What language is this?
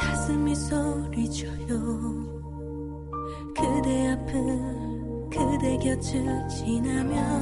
Korean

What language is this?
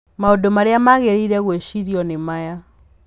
Kikuyu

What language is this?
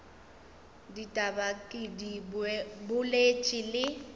Northern Sotho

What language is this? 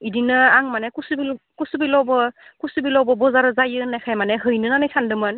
Bodo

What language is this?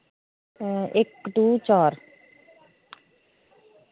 Dogri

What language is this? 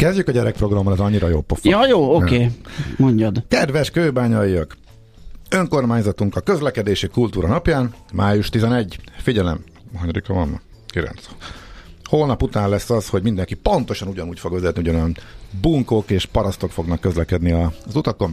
Hungarian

